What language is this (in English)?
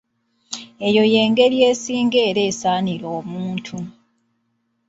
Ganda